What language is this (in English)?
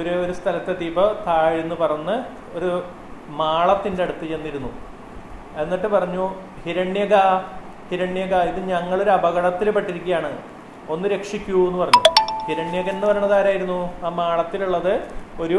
Malayalam